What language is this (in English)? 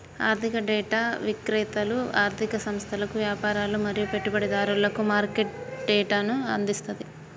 Telugu